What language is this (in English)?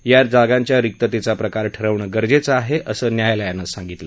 Marathi